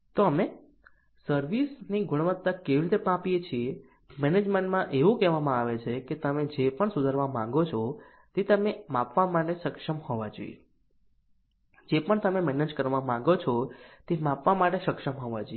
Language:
Gujarati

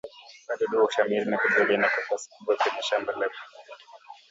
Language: Swahili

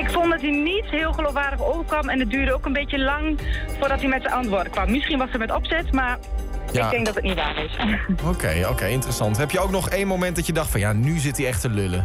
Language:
Dutch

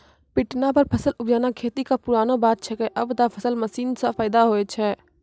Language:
Maithili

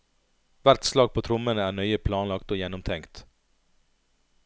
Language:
Norwegian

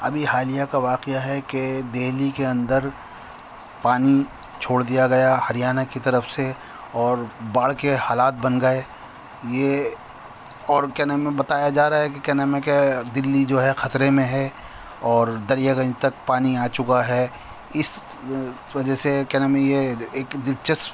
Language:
Urdu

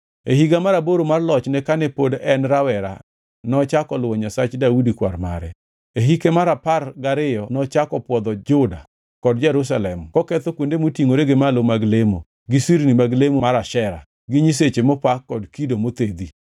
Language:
Luo (Kenya and Tanzania)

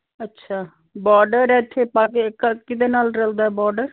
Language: Punjabi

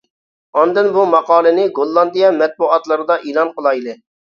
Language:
Uyghur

